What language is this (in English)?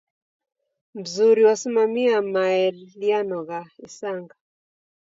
Taita